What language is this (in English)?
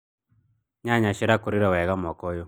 Kikuyu